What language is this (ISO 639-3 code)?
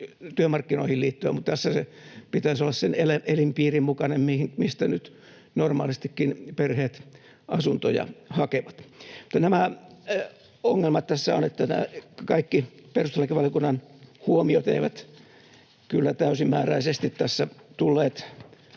fin